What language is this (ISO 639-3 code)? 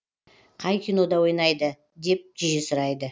kaz